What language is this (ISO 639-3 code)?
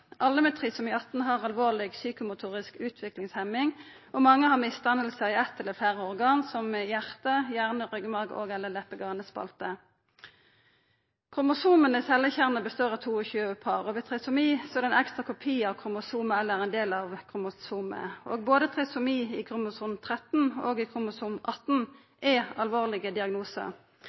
nno